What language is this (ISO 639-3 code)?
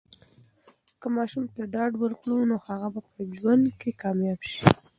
pus